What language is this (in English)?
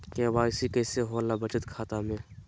Magahi